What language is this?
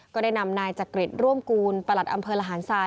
Thai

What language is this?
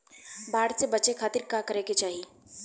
Bhojpuri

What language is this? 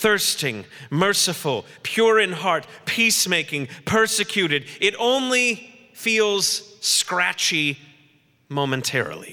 English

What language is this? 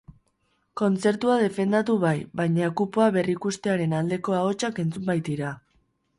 Basque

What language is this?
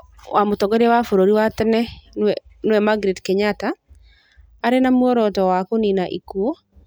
Kikuyu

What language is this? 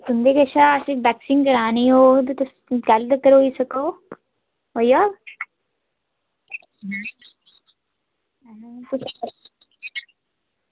Dogri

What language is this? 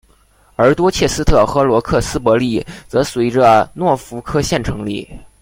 Chinese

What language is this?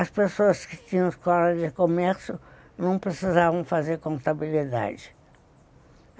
Portuguese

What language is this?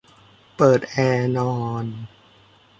Thai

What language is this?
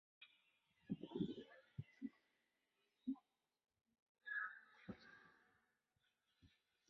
Chinese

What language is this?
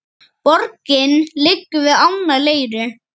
Icelandic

